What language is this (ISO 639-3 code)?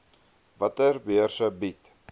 afr